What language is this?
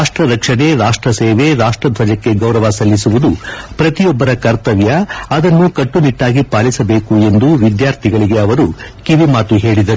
Kannada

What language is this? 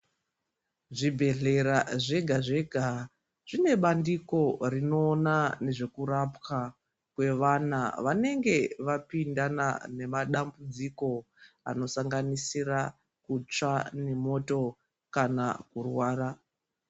Ndau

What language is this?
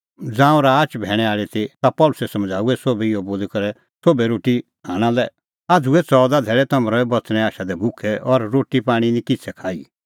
Kullu Pahari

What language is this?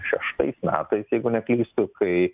Lithuanian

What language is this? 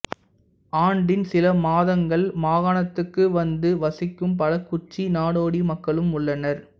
Tamil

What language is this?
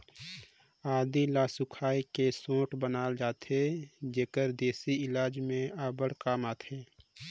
Chhattisgarhi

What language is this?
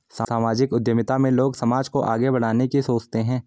Hindi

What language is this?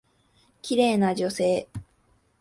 Japanese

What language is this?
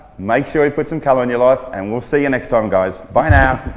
English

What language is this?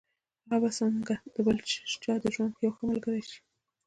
Pashto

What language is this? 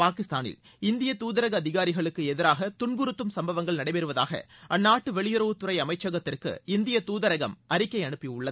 Tamil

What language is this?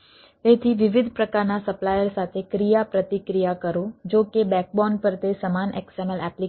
Gujarati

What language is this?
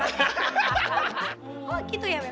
Indonesian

